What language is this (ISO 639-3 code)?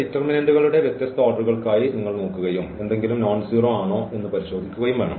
mal